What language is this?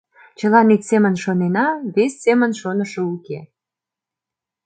Mari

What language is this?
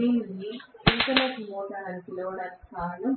Telugu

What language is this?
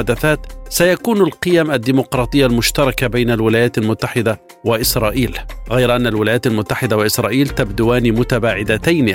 Arabic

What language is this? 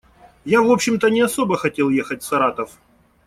Russian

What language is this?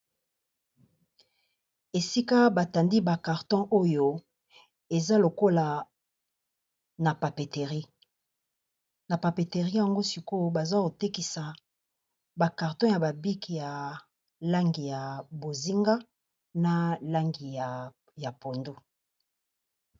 Lingala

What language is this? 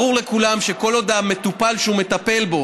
Hebrew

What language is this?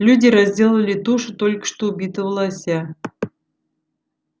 Russian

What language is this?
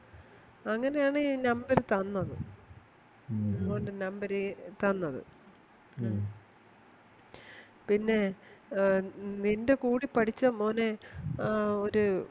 Malayalam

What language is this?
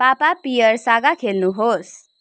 Nepali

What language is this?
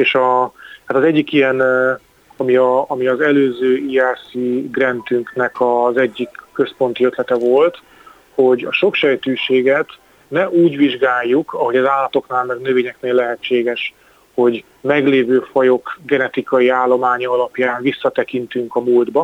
Hungarian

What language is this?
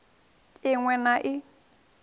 Venda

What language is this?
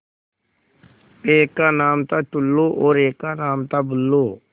Hindi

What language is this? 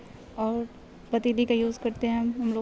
Urdu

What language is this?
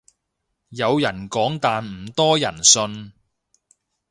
Cantonese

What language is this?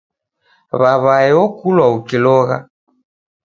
Taita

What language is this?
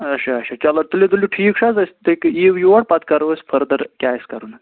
Kashmiri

